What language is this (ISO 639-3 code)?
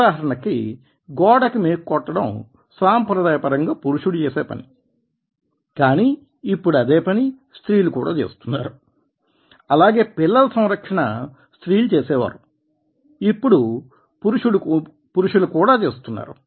tel